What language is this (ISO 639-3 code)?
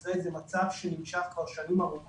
heb